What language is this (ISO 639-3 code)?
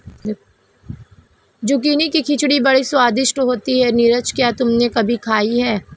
hin